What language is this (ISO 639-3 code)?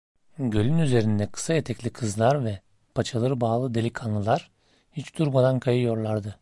tur